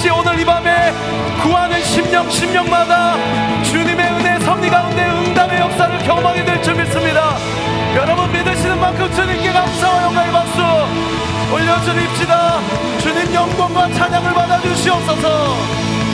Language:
Korean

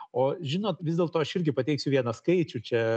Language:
Lithuanian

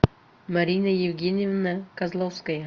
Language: Russian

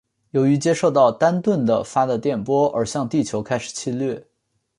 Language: Chinese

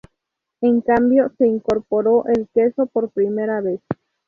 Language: Spanish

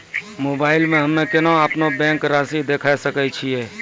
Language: Maithili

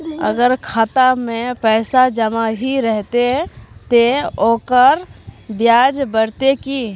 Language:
Magahi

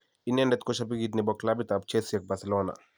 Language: Kalenjin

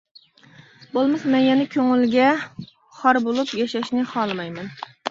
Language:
Uyghur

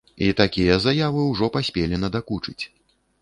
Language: Belarusian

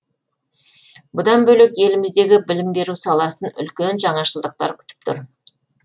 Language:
Kazakh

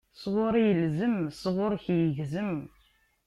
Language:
Kabyle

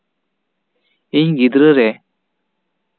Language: Santali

